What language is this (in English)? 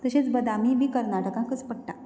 Konkani